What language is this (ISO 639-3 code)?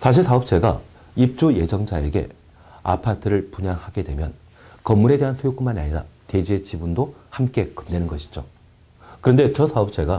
kor